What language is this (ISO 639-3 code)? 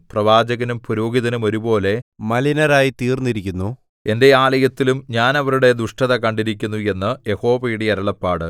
mal